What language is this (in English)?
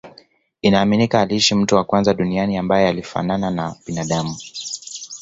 Swahili